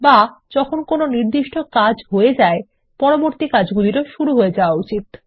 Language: Bangla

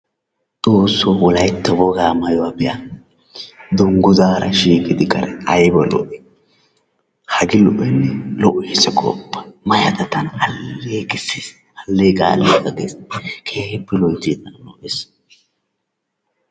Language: Wolaytta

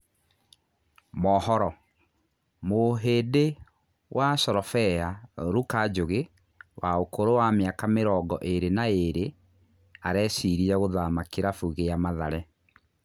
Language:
Kikuyu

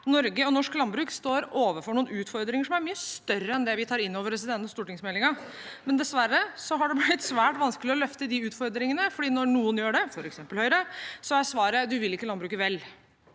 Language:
Norwegian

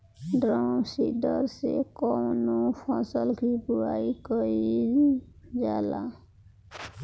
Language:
Bhojpuri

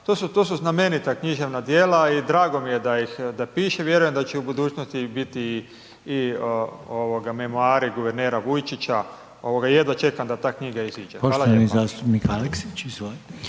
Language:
Croatian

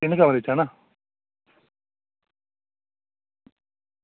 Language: Dogri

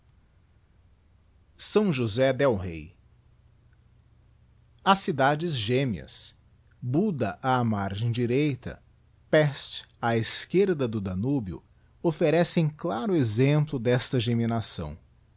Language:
Portuguese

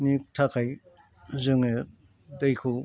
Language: Bodo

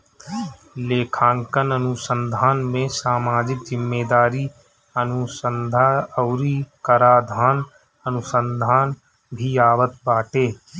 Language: Bhojpuri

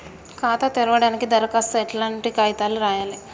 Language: Telugu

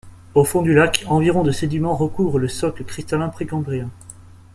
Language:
French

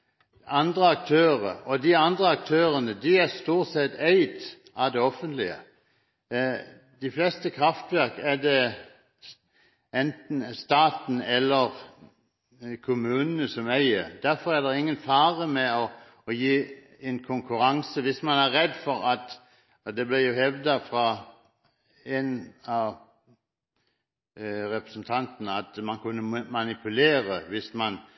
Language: Norwegian Bokmål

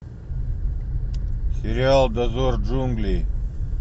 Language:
Russian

